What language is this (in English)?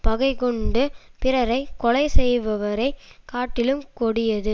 Tamil